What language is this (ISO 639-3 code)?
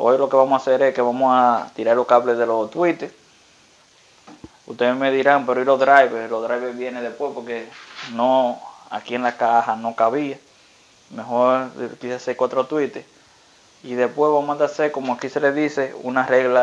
spa